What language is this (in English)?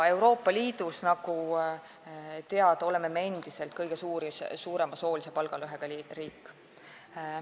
Estonian